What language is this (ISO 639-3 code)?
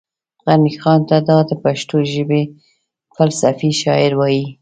pus